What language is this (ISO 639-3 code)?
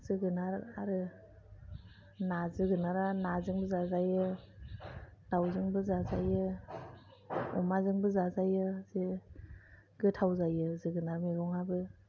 brx